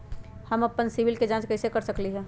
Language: Magahi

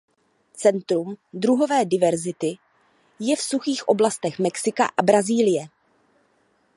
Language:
Czech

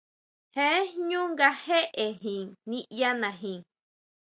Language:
Huautla Mazatec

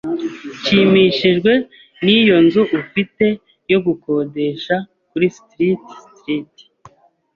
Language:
Kinyarwanda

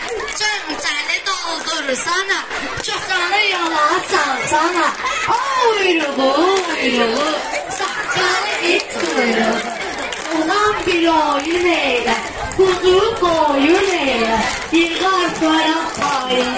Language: Turkish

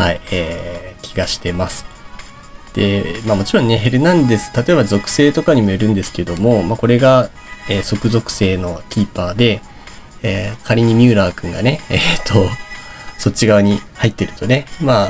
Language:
Japanese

